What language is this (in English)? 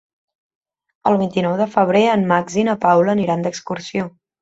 Catalan